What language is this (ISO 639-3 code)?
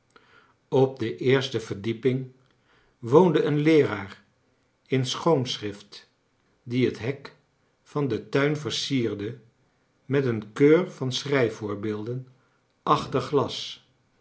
nld